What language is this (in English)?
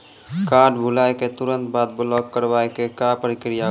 Maithili